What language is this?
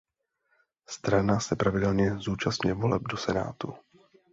Czech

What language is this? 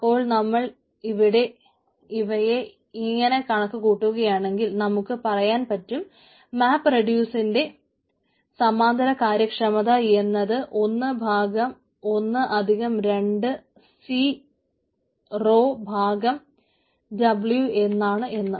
Malayalam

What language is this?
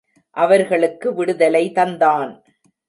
Tamil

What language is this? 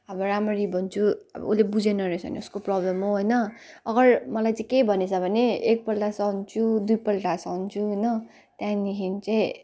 Nepali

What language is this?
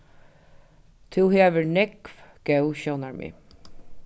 Faroese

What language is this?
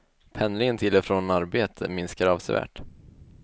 Swedish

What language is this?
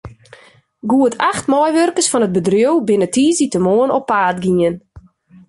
Western Frisian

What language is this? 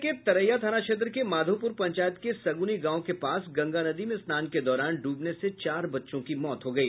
Hindi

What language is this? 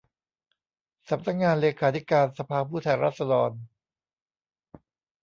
Thai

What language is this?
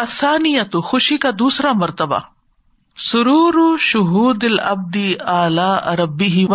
Urdu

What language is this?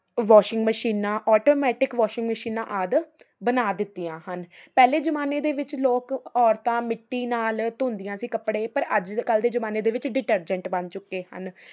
Punjabi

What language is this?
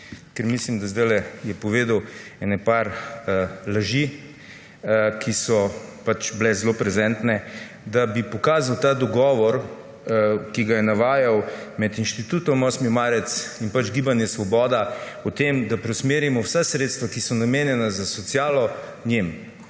Slovenian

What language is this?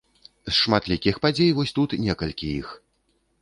Belarusian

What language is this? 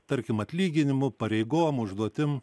Lithuanian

